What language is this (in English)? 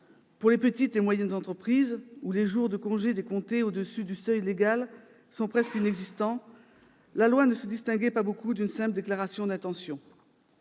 French